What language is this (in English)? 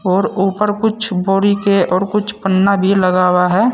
Hindi